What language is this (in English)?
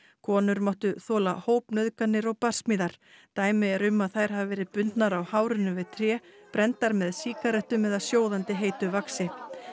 Icelandic